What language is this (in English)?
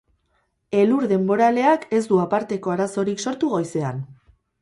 Basque